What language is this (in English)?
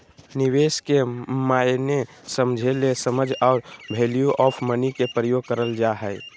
Magahi